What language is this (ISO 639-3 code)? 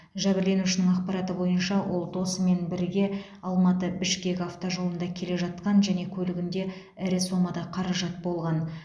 kaz